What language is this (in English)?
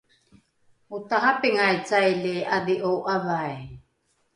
Rukai